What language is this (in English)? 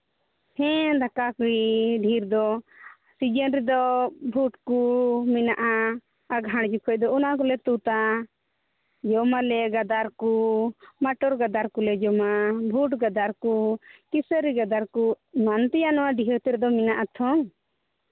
Santali